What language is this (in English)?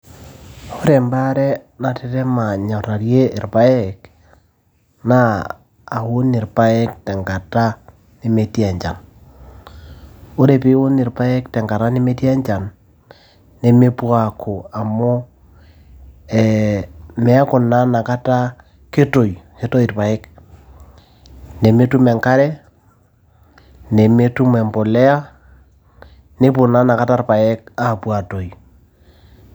Masai